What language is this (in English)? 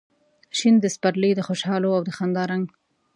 Pashto